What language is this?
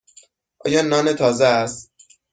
Persian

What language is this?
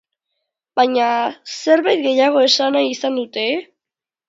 Basque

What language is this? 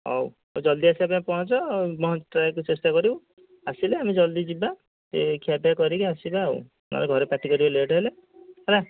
Odia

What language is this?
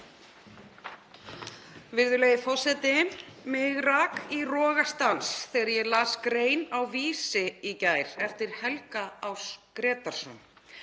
Icelandic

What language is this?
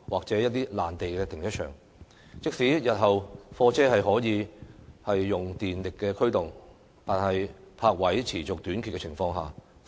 Cantonese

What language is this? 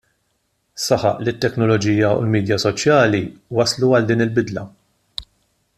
Maltese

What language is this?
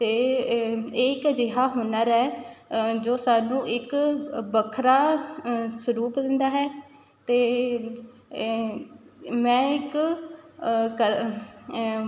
Punjabi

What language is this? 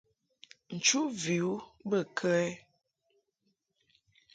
Mungaka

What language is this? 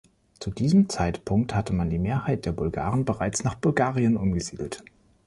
German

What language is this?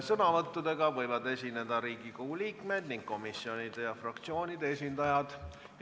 Estonian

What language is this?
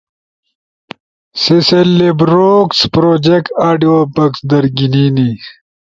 Ushojo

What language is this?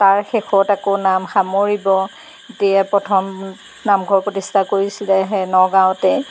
Assamese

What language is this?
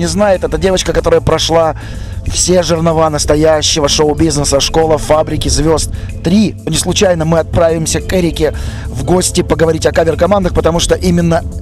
Russian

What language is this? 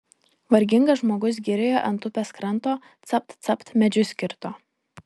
Lithuanian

